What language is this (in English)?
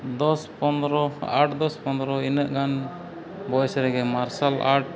Santali